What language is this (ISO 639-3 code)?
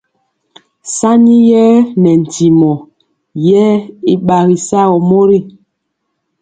mcx